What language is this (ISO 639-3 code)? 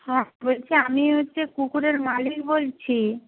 ben